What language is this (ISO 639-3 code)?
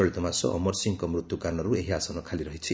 ori